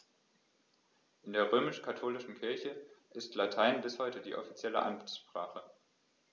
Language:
German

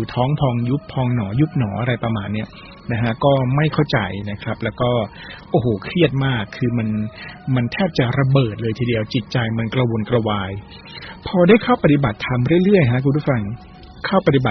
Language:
Thai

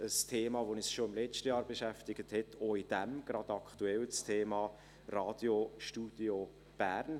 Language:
Swiss German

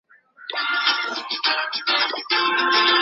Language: Chinese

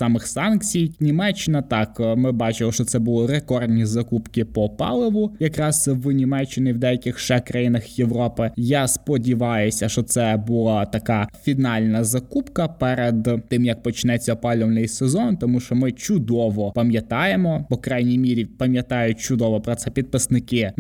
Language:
Ukrainian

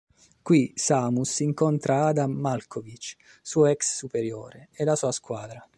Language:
Italian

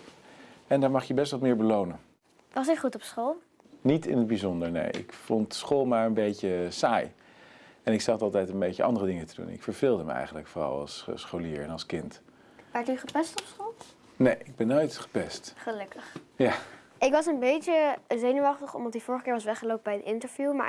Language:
Dutch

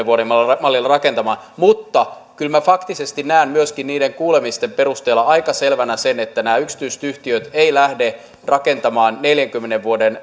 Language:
Finnish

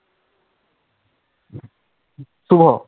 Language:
Bangla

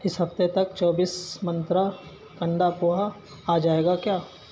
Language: Urdu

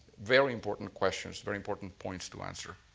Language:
English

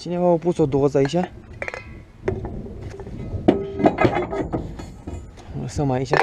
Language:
Romanian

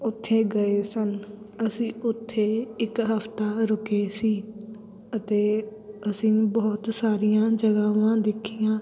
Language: Punjabi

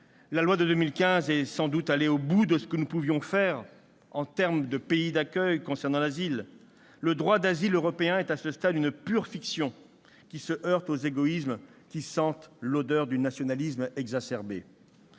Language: French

